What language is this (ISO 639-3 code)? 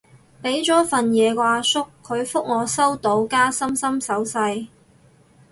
yue